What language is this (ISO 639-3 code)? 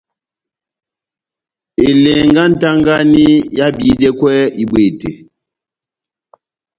bnm